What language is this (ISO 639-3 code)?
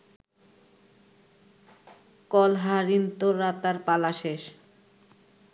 ben